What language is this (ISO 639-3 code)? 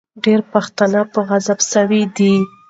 pus